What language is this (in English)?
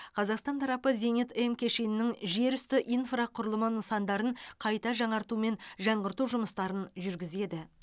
Kazakh